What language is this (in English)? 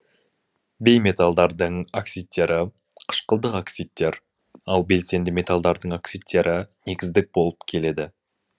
Kazakh